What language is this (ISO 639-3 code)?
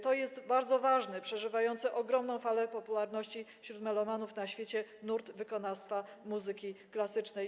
pol